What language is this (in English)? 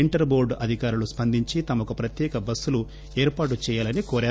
Telugu